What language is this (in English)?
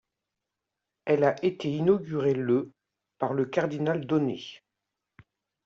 French